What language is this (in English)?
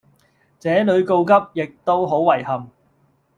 Cantonese